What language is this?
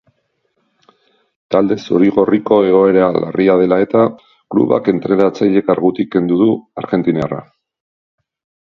Basque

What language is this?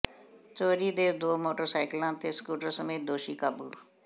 Punjabi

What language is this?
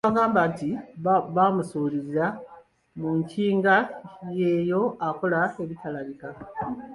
Ganda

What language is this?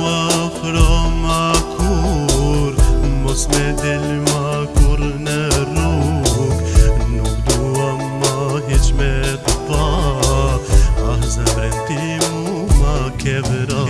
Turkish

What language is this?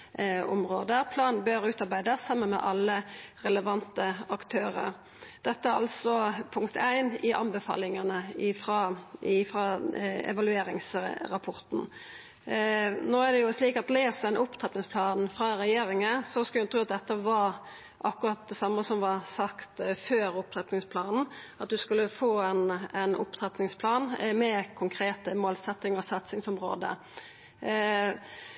Norwegian Nynorsk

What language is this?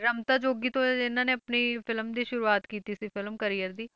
Punjabi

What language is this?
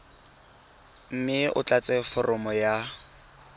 Tswana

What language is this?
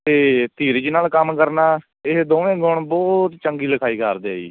Punjabi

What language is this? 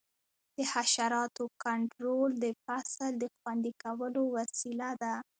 Pashto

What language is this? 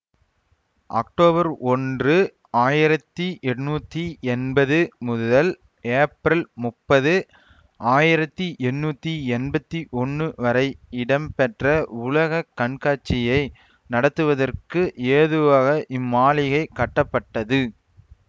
Tamil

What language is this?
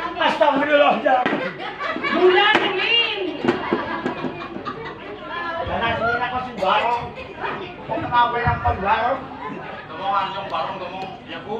Indonesian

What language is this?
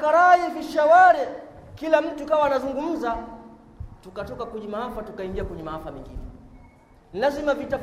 Swahili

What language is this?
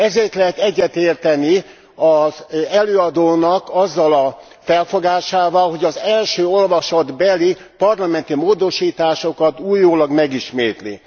Hungarian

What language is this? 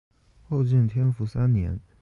Chinese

